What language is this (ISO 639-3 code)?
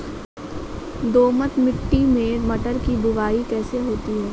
hin